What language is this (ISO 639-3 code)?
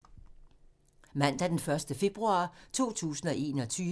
dan